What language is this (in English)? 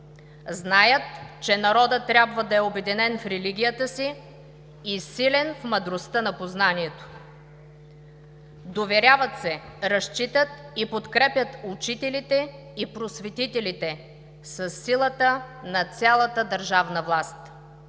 Bulgarian